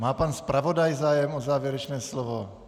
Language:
Czech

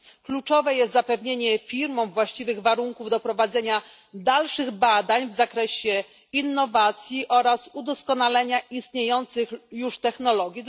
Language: Polish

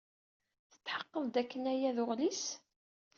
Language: Kabyle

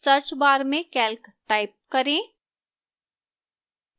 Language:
Hindi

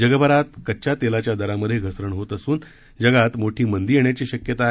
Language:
Marathi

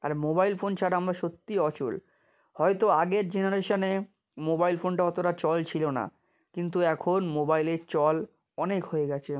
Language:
Bangla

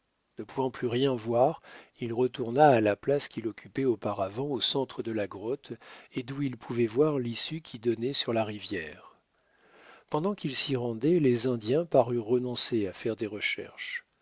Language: French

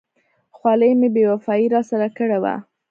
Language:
Pashto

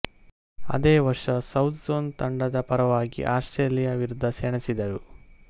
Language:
Kannada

